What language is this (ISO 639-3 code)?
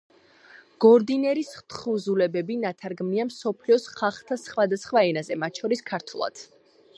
kat